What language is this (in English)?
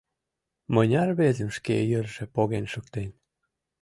Mari